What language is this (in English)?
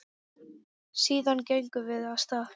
Icelandic